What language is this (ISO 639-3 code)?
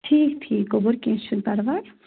kas